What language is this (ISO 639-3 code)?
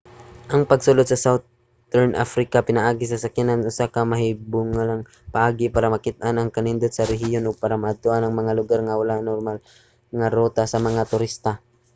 ceb